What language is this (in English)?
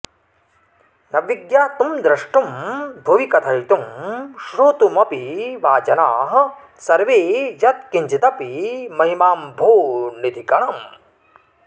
Sanskrit